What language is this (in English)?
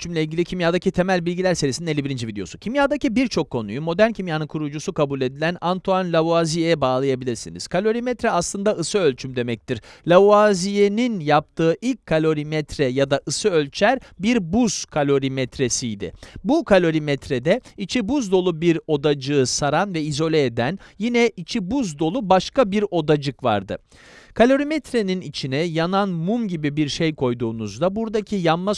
Turkish